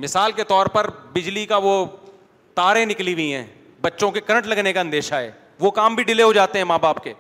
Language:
Urdu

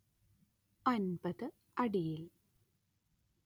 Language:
Malayalam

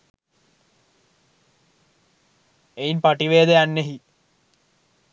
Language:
Sinhala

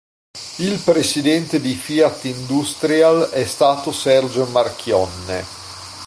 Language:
Italian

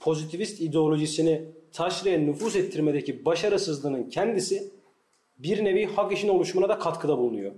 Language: Turkish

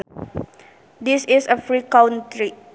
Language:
Sundanese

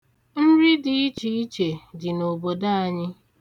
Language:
Igbo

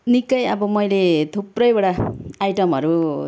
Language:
Nepali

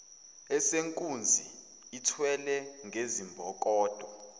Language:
Zulu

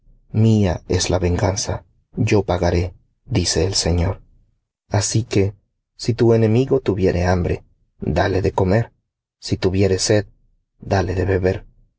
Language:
Spanish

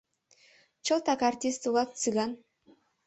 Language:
Mari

